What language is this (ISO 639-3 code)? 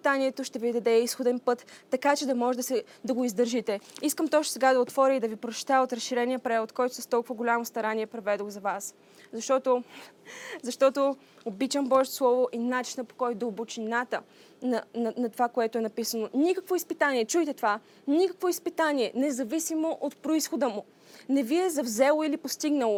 bul